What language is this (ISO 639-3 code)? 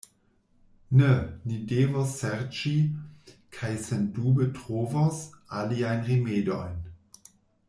epo